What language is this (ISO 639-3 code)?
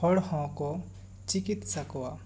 sat